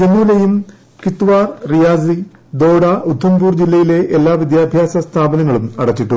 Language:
Malayalam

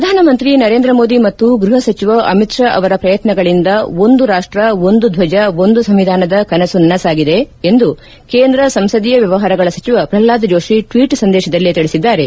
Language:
Kannada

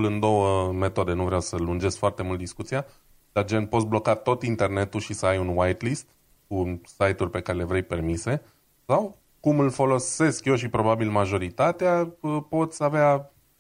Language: Romanian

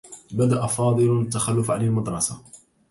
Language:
Arabic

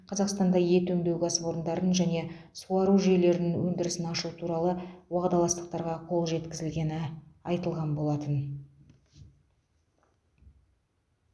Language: Kazakh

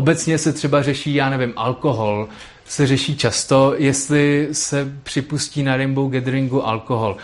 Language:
Czech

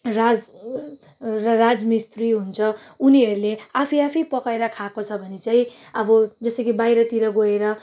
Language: Nepali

